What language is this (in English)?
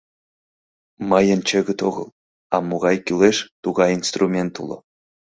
Mari